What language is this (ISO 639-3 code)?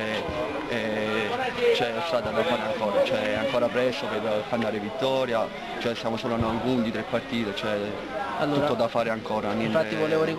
ita